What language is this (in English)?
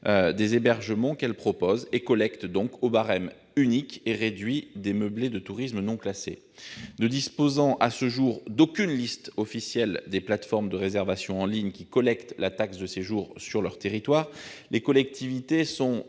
French